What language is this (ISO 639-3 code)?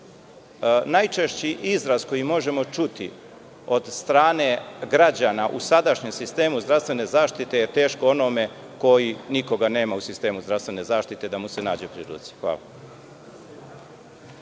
srp